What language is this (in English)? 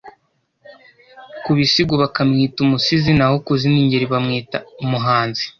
Kinyarwanda